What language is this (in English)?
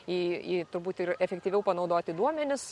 Lithuanian